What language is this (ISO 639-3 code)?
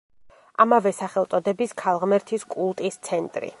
kat